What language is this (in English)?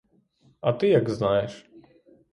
Ukrainian